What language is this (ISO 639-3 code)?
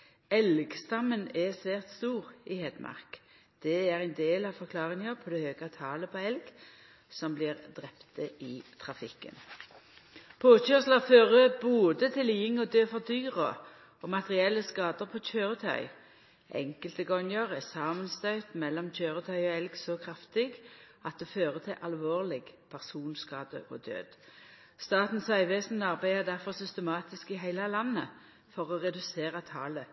nno